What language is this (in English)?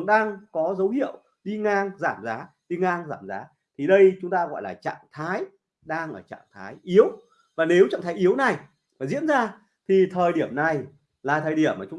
Vietnamese